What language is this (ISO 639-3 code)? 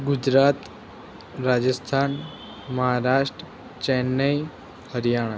guj